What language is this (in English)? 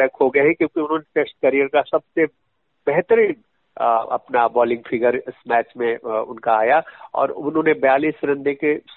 Hindi